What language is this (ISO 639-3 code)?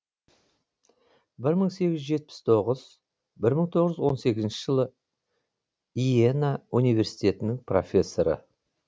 kaz